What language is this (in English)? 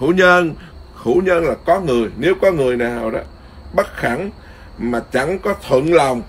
Vietnamese